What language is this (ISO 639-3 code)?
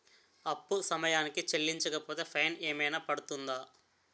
tel